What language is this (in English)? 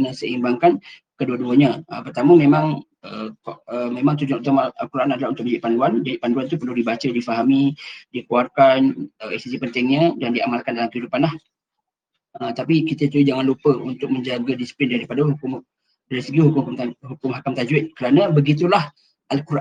Malay